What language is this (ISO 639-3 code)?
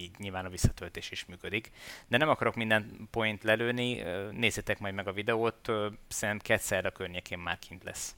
hun